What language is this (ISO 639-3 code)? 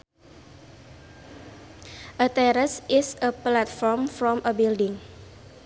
sun